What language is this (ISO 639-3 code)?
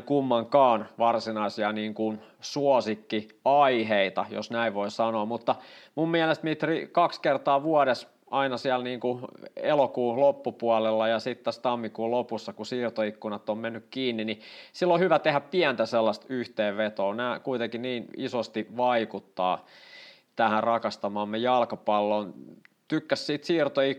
fin